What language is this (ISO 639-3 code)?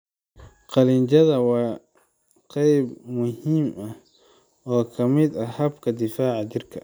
som